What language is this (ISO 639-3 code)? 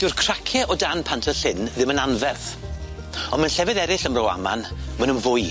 cym